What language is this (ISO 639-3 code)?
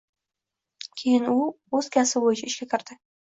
uzb